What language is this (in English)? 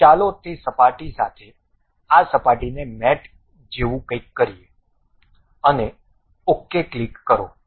Gujarati